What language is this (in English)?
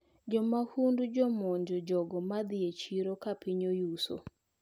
Luo (Kenya and Tanzania)